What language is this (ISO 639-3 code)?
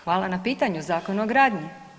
hrv